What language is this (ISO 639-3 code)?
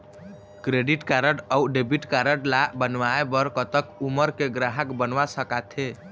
hne